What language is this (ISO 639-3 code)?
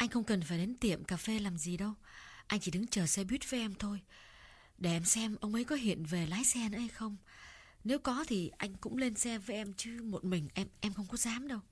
vie